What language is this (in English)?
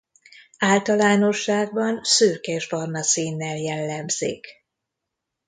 Hungarian